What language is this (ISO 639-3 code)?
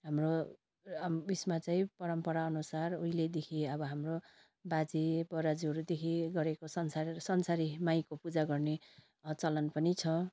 nep